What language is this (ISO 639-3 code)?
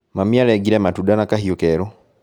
kik